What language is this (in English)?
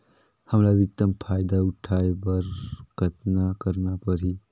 Chhattisgarhi